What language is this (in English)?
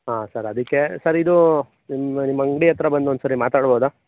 Kannada